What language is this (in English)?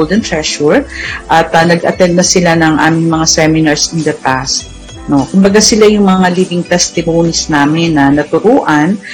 Filipino